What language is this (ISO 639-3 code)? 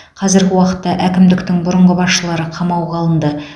kaz